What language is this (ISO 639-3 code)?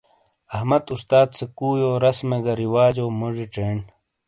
scl